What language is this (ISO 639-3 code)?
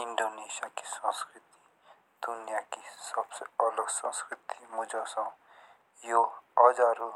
jns